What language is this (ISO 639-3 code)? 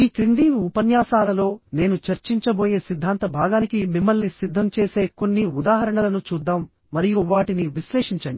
tel